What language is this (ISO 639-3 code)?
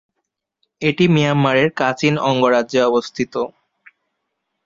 ben